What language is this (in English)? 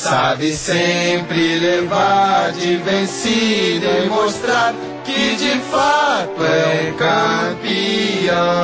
Portuguese